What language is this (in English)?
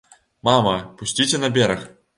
Belarusian